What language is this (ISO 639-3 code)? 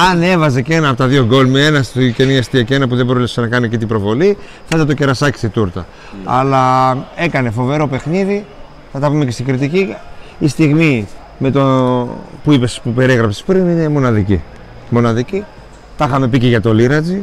ell